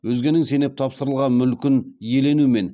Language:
Kazakh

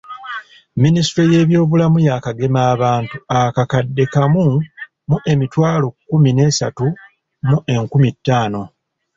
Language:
Ganda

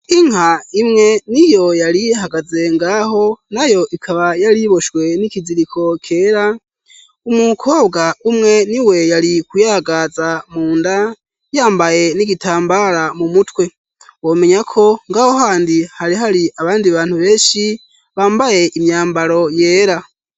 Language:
Rundi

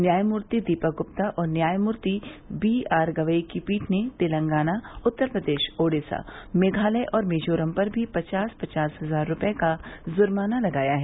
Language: Hindi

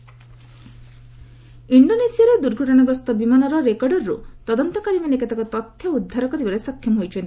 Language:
Odia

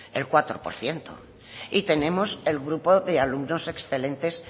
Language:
Spanish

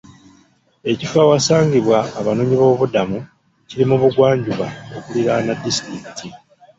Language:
Ganda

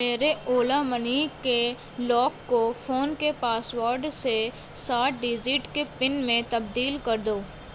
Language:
Urdu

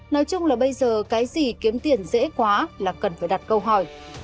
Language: Vietnamese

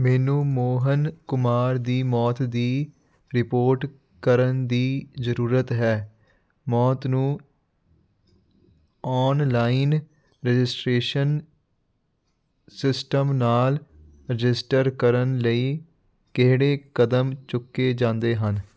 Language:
Punjabi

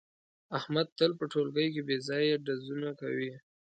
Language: Pashto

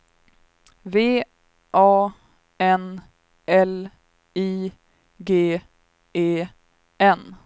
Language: Swedish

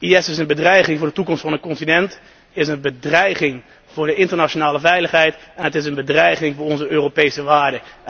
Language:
Dutch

